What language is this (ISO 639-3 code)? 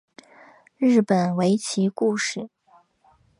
zho